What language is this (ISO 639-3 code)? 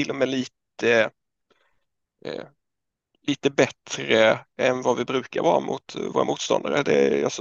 swe